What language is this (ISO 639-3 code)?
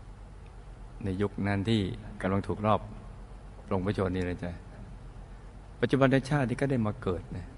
tha